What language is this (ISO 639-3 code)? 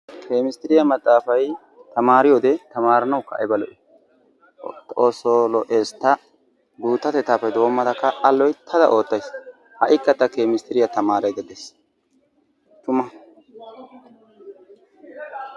wal